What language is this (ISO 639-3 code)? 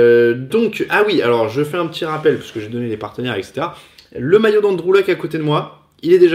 fra